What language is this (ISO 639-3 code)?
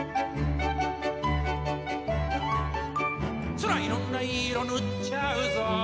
jpn